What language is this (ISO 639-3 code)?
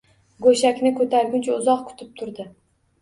uzb